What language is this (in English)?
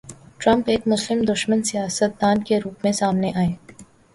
Urdu